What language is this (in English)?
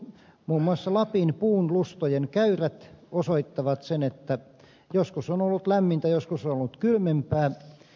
Finnish